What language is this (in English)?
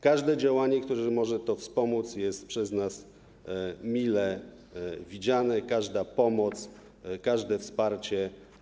Polish